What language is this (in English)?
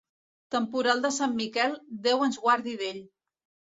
Catalan